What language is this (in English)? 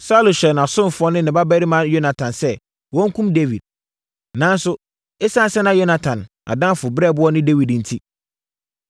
Akan